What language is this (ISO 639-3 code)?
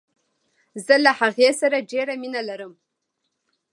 pus